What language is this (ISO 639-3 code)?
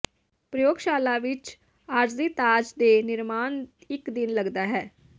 pan